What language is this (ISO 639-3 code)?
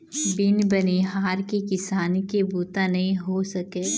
hne